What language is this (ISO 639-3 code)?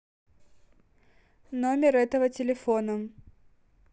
rus